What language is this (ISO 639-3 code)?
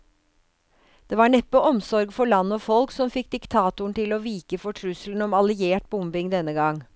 nor